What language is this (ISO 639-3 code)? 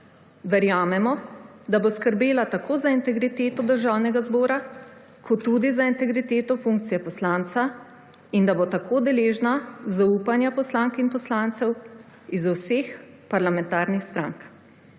slv